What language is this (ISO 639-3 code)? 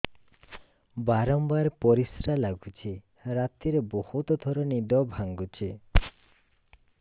ori